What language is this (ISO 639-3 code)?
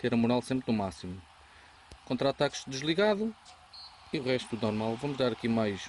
por